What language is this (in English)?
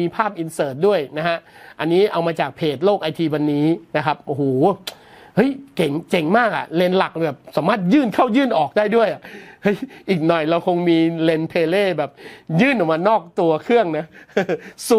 Thai